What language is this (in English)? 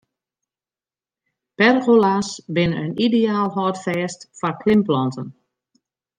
Western Frisian